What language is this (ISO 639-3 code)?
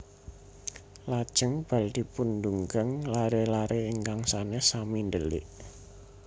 jav